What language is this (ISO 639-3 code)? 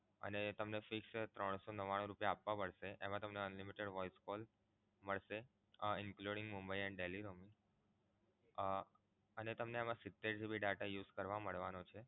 guj